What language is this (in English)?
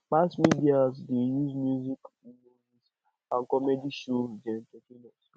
Nigerian Pidgin